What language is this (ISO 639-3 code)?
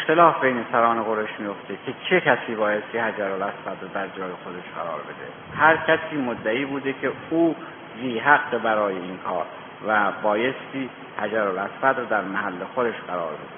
fas